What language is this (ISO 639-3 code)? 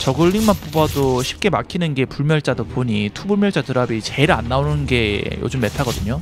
kor